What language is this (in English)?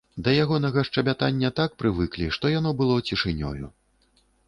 Belarusian